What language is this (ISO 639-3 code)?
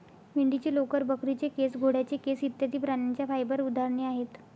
mar